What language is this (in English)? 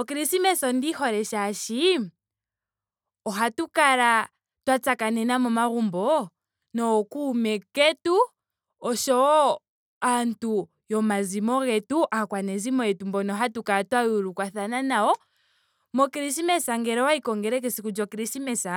Ndonga